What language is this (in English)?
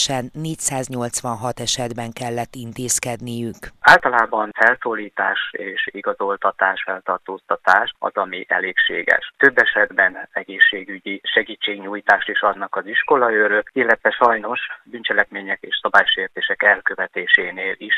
Hungarian